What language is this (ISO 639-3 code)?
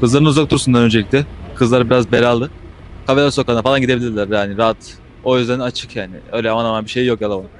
tur